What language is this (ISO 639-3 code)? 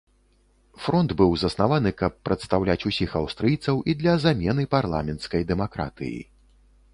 bel